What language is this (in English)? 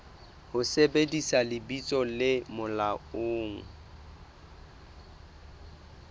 Southern Sotho